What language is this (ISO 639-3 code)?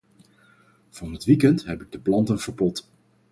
nld